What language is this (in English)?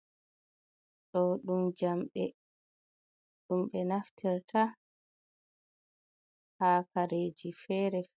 Fula